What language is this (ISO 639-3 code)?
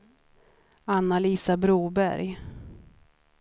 swe